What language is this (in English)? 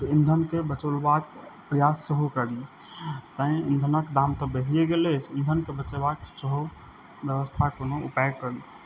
Maithili